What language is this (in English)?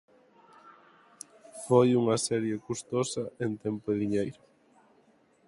Galician